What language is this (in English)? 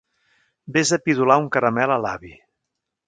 Catalan